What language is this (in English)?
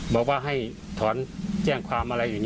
Thai